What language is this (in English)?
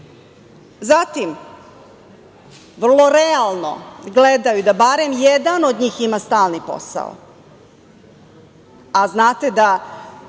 Serbian